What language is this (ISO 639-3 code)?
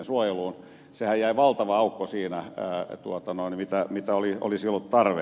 fin